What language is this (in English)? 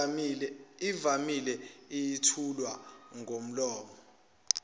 Zulu